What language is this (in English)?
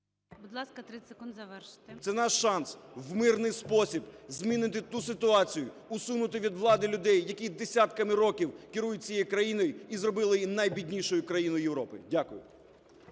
Ukrainian